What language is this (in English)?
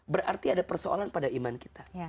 Indonesian